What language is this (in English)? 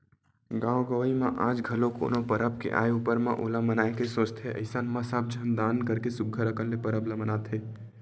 Chhattisgarhi